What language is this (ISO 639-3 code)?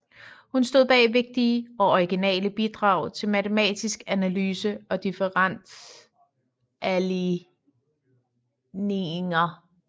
dan